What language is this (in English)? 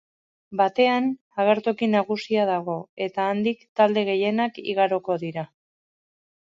Basque